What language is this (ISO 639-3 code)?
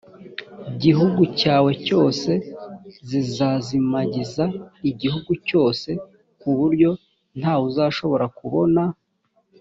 kin